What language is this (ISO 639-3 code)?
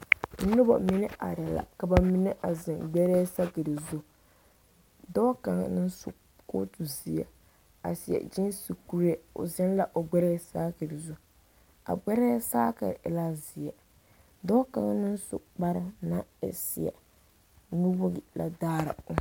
dga